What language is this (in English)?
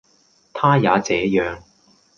Cantonese